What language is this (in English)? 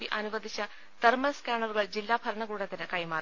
Malayalam